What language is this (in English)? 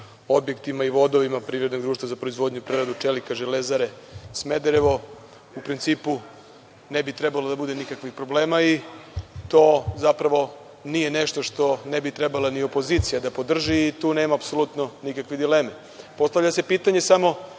Serbian